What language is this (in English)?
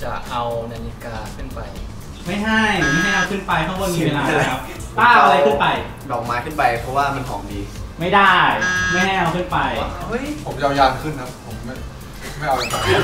Thai